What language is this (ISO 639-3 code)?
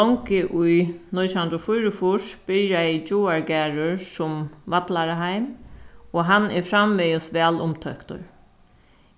fao